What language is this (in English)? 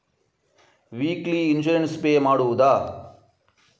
Kannada